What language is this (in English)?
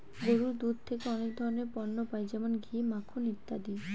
Bangla